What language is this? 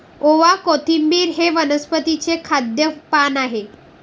Marathi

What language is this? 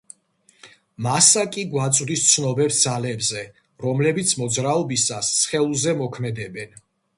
Georgian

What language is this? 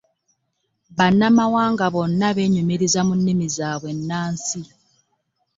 Ganda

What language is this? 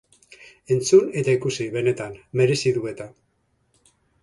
Basque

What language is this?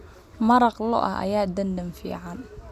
Somali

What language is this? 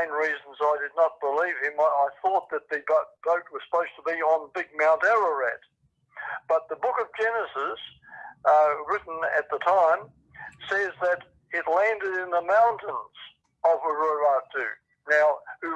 English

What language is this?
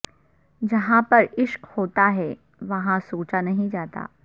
Urdu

